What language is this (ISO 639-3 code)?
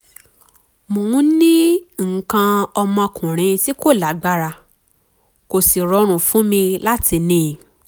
yor